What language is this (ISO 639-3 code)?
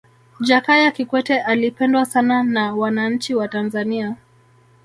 swa